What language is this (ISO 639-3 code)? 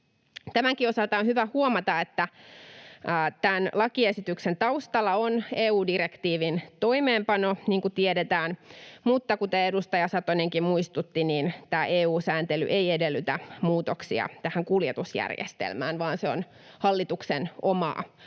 fin